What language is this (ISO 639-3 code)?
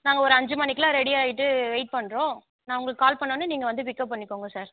tam